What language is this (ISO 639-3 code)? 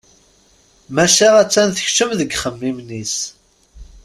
kab